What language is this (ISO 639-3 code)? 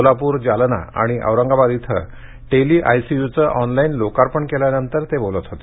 mar